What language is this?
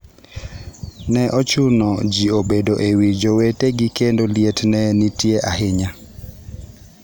Luo (Kenya and Tanzania)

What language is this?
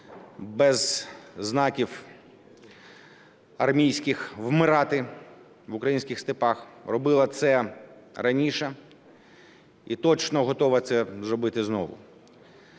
Ukrainian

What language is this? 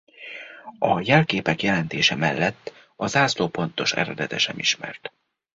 Hungarian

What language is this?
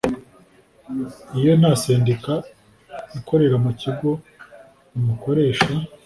Kinyarwanda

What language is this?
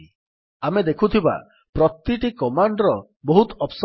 Odia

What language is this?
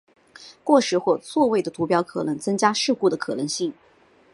Chinese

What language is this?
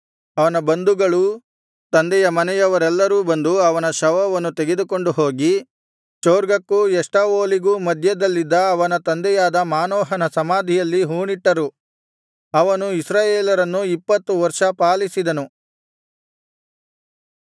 Kannada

